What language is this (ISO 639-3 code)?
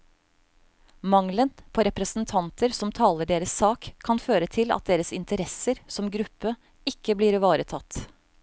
nor